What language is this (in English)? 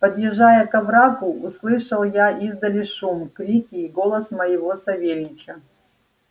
Russian